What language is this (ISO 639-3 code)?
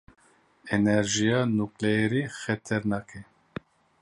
kur